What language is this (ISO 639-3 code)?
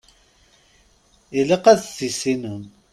kab